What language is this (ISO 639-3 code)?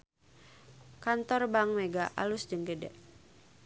sun